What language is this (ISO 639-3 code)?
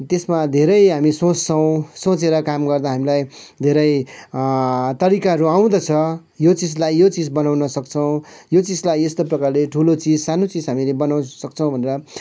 nep